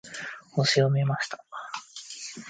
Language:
Japanese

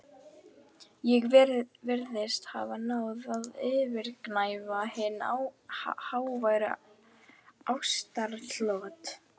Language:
Icelandic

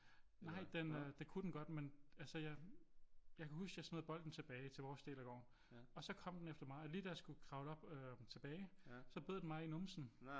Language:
Danish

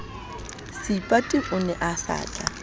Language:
Southern Sotho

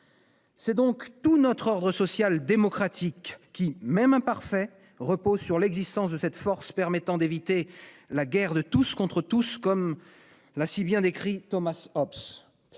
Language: French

